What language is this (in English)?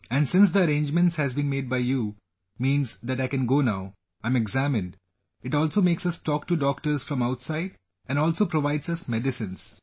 English